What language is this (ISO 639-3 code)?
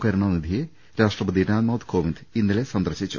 mal